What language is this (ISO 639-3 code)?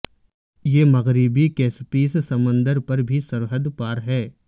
urd